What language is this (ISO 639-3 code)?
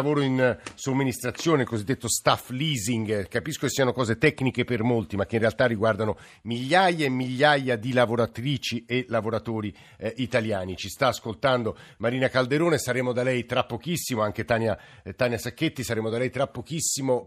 ita